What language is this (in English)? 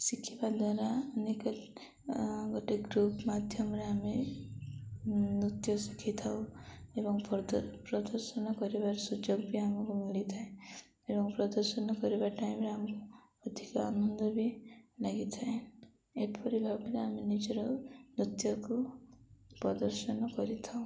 Odia